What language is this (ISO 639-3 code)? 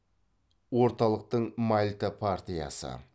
kaz